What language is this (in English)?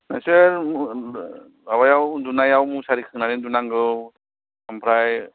Bodo